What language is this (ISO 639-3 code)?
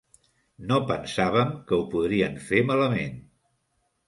cat